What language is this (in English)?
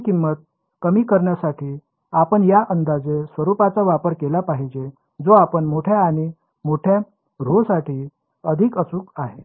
Marathi